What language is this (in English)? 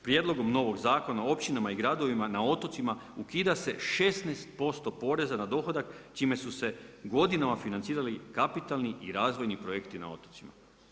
Croatian